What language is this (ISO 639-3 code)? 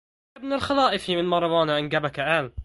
ara